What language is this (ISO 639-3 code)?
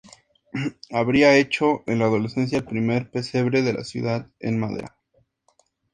spa